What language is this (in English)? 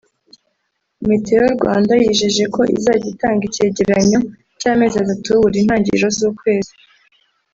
Kinyarwanda